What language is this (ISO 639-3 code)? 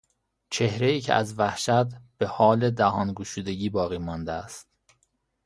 fas